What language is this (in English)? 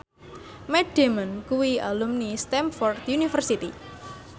Javanese